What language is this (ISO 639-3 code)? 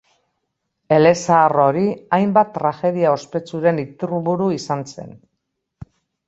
eus